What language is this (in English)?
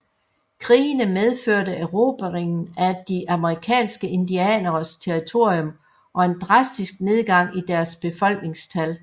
Danish